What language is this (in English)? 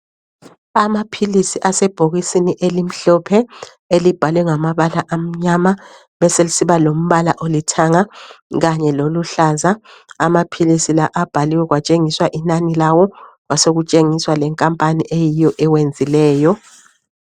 North Ndebele